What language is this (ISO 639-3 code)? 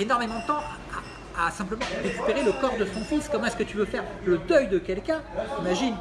fra